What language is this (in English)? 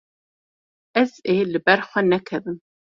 Kurdish